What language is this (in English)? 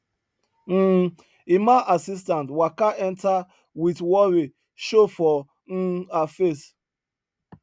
Nigerian Pidgin